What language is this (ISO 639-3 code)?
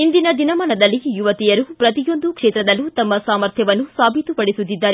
kan